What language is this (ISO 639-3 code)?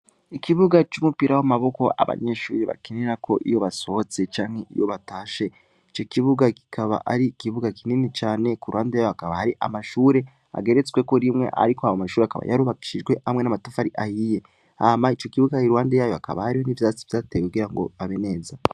run